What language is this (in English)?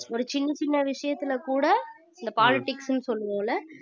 Tamil